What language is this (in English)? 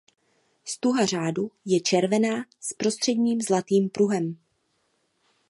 Czech